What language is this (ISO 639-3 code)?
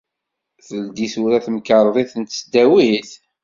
kab